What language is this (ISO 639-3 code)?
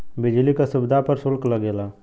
bho